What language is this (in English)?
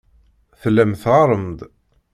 Kabyle